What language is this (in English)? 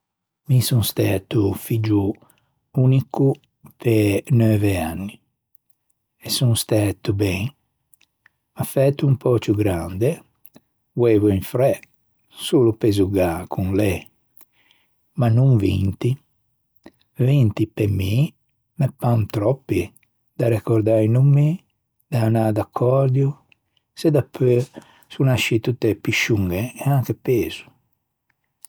Ligurian